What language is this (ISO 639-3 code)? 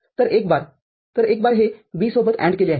mar